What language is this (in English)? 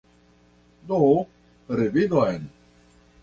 Esperanto